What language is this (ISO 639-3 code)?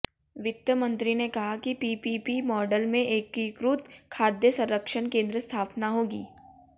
hin